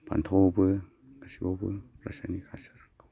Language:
Bodo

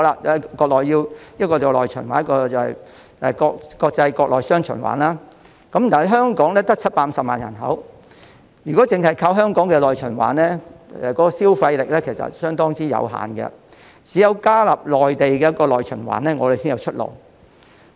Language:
Cantonese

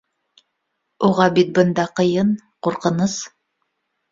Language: Bashkir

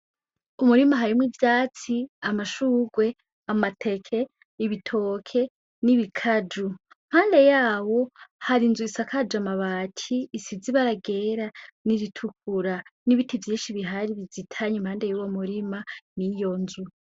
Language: Rundi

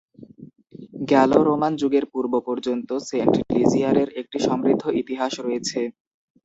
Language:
Bangla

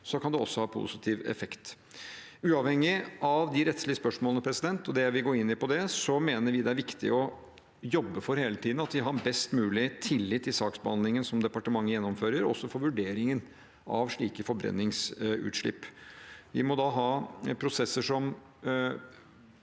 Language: Norwegian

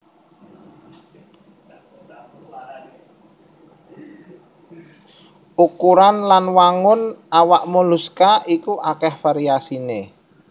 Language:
Javanese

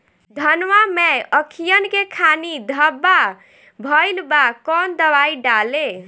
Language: Bhojpuri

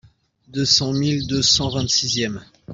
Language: French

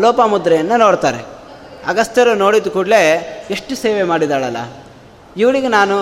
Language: Kannada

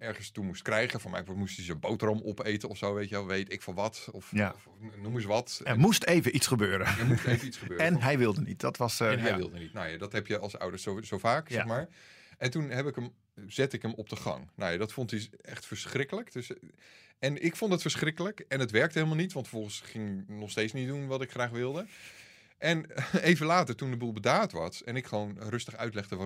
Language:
Dutch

